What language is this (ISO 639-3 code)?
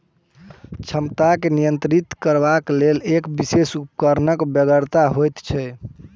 mai